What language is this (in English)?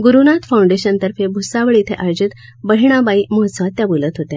Marathi